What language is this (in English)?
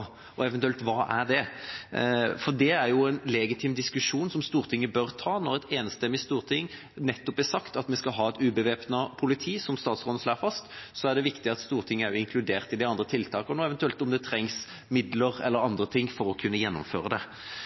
Norwegian Bokmål